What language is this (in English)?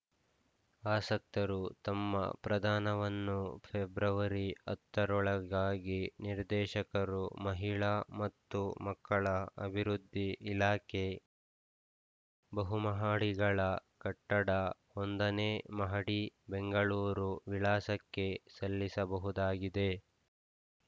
Kannada